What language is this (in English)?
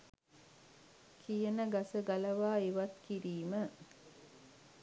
Sinhala